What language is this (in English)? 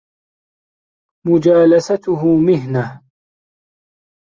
Arabic